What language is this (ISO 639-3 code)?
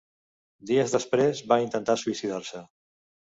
cat